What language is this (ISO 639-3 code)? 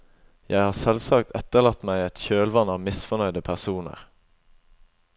nor